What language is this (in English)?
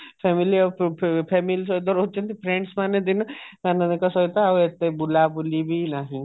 Odia